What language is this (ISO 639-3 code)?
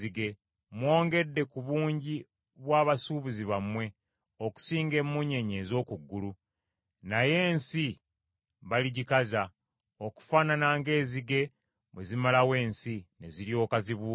lug